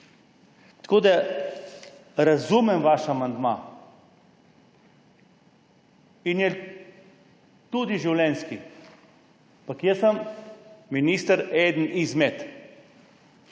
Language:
Slovenian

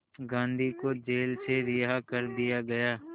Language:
Hindi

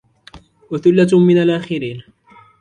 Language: Arabic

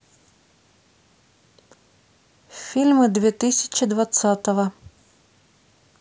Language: Russian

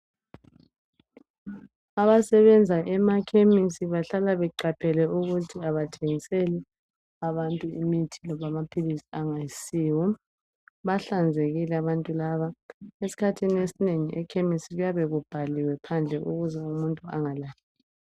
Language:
North Ndebele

